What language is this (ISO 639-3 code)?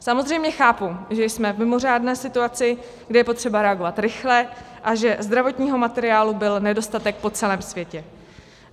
ces